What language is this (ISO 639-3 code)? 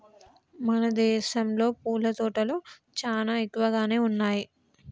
tel